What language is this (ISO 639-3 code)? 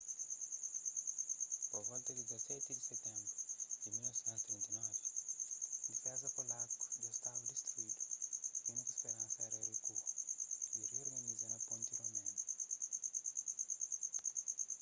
kea